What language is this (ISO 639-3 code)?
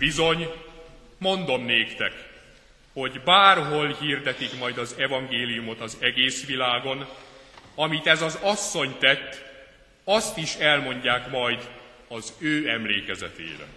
hun